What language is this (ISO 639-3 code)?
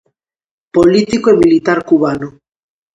glg